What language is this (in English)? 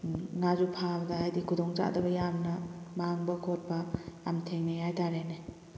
Manipuri